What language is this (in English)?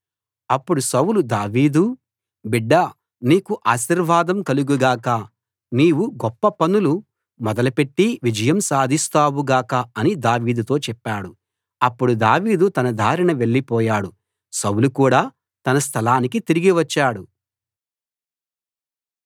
Telugu